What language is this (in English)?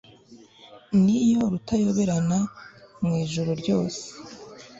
Kinyarwanda